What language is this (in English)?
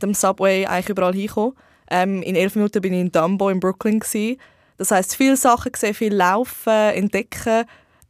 German